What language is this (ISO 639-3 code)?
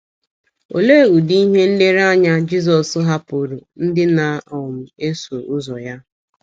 ibo